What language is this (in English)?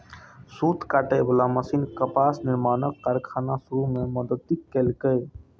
Maithili